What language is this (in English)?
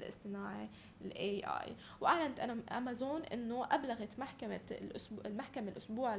Arabic